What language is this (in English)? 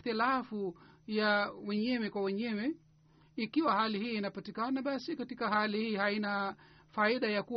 Swahili